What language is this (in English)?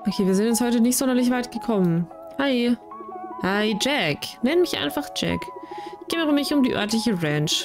German